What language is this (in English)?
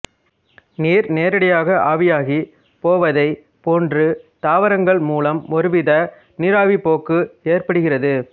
Tamil